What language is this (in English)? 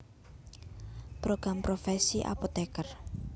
Javanese